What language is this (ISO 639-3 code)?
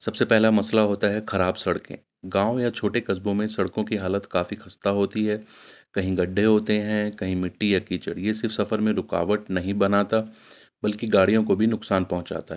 urd